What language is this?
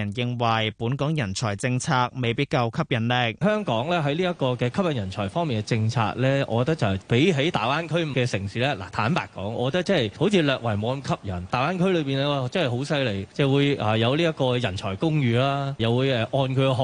Chinese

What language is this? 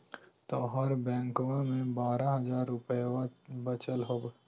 Magahi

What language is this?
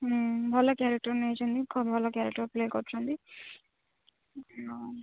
Odia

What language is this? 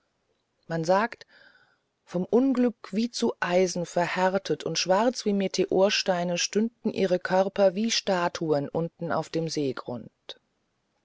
German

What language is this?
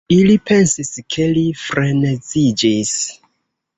Esperanto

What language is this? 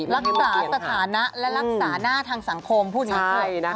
Thai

